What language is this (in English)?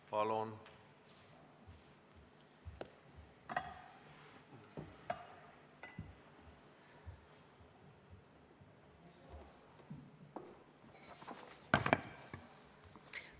Estonian